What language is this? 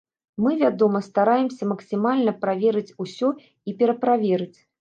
Belarusian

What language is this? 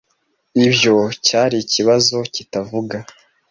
Kinyarwanda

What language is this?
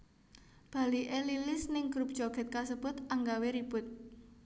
Javanese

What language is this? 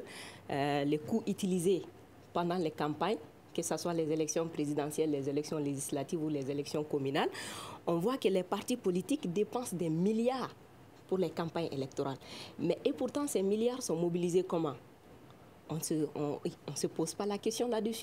French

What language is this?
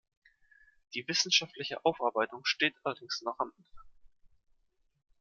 German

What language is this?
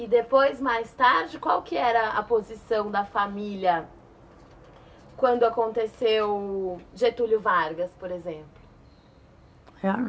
Portuguese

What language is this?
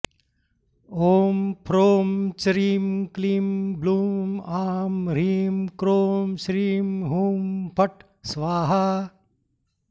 Sanskrit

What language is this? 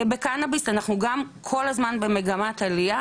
Hebrew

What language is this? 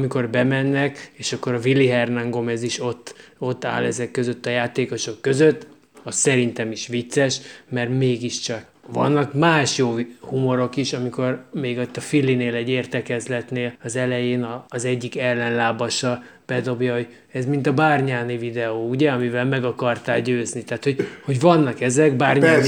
Hungarian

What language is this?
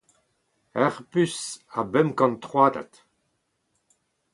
Breton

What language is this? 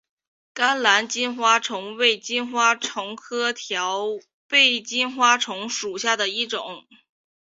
Chinese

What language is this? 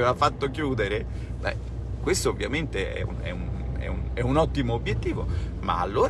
Italian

